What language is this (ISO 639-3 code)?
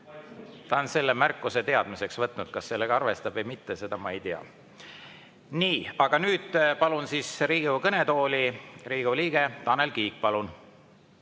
est